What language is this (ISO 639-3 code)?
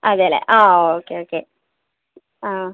mal